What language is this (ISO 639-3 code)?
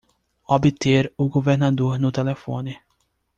por